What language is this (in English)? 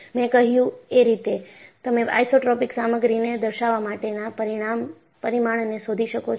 Gujarati